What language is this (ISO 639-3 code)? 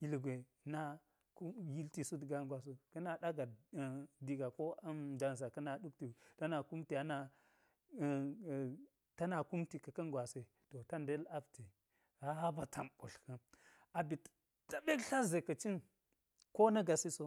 gyz